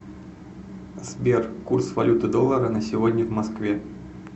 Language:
Russian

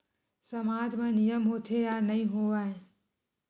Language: Chhattisgarhi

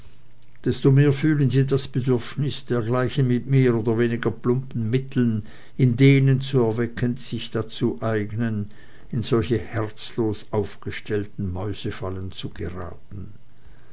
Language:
German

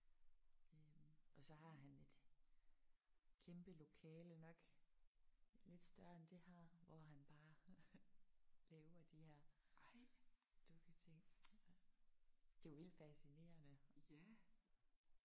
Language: Danish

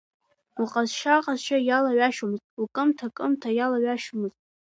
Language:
Abkhazian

